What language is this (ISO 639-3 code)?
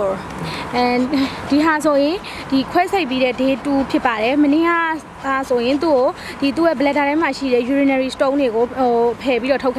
tha